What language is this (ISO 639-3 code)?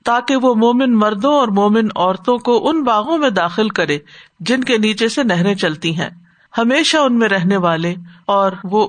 urd